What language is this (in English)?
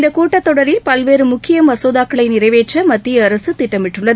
Tamil